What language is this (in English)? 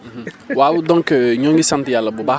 Wolof